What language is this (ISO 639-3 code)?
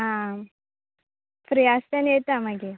kok